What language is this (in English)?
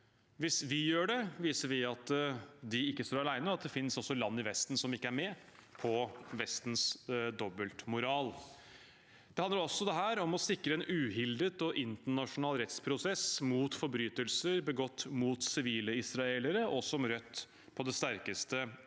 Norwegian